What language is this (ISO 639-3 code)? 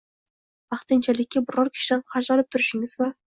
uzb